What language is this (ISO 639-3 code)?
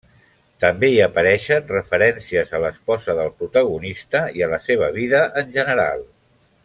cat